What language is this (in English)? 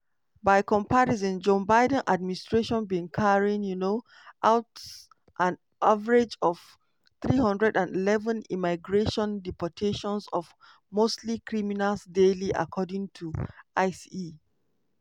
Nigerian Pidgin